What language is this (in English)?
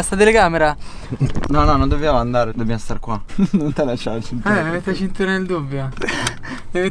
Italian